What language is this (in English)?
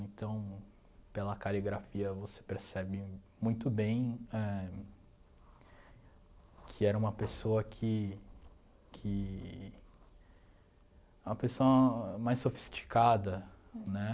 Portuguese